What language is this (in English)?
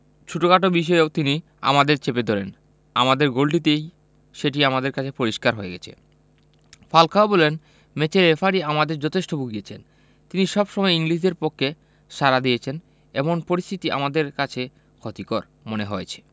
Bangla